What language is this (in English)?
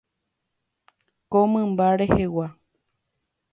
Guarani